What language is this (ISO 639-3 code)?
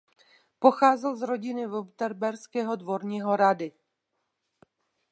ces